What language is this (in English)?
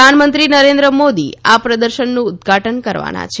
Gujarati